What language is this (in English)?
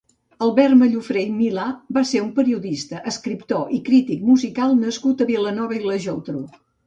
Catalan